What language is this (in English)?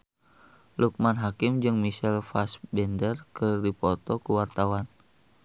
Sundanese